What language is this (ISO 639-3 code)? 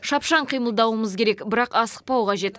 kaz